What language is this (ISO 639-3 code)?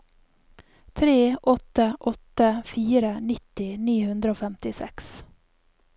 nor